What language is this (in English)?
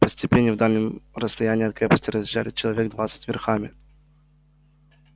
Russian